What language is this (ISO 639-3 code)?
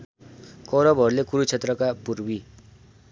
nep